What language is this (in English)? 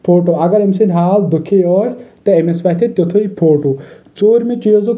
Kashmiri